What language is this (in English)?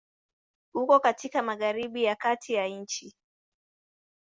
Swahili